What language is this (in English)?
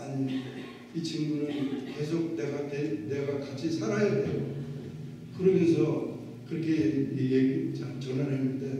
Korean